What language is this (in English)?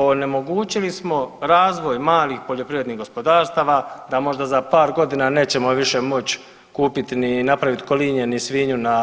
Croatian